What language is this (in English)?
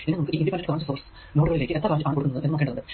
Malayalam